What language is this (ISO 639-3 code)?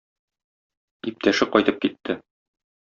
tat